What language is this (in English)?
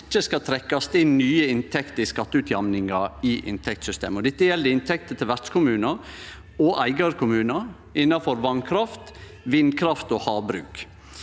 Norwegian